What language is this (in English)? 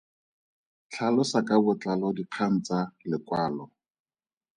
Tswana